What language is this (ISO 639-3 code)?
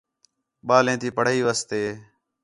xhe